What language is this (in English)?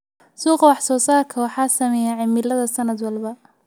Somali